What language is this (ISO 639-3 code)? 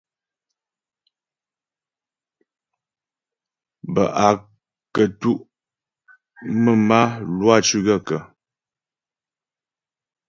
bbj